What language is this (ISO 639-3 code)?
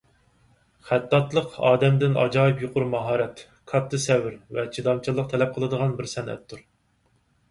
uig